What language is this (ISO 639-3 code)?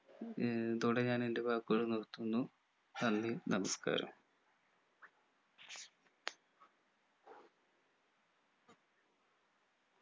mal